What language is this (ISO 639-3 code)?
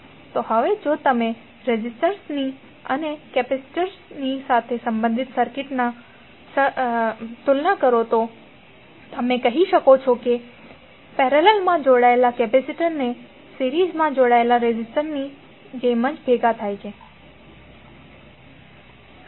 guj